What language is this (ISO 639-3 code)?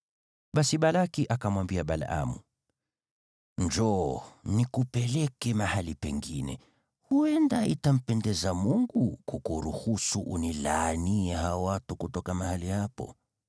swa